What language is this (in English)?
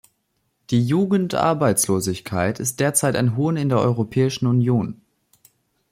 German